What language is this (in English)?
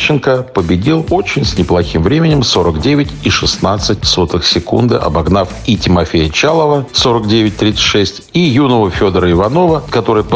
Russian